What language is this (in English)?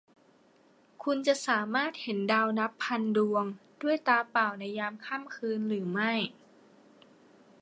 Thai